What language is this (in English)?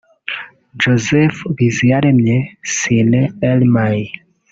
Kinyarwanda